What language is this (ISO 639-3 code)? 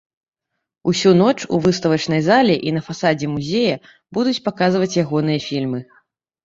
bel